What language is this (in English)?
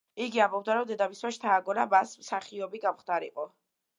Georgian